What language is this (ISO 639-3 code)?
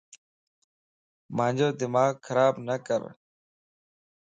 lss